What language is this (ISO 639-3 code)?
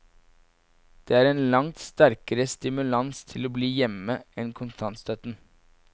nor